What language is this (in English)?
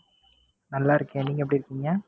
Tamil